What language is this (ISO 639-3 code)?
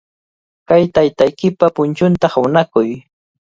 qvl